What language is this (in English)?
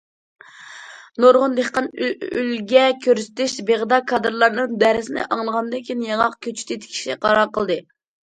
Uyghur